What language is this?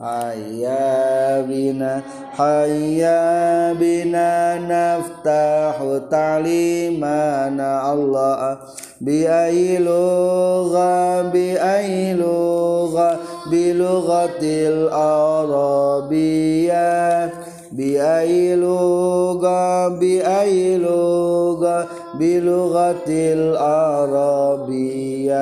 Indonesian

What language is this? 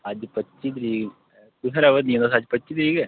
Dogri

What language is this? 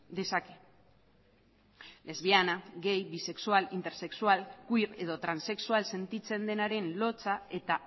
Basque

